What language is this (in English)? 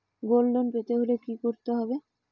Bangla